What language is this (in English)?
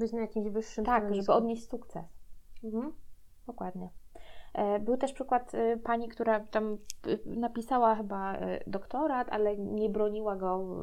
Polish